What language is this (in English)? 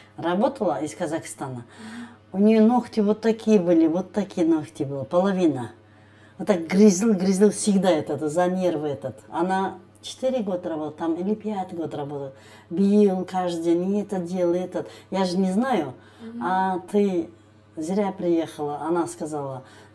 Russian